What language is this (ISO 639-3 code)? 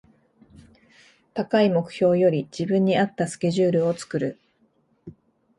jpn